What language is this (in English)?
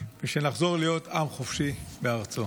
Hebrew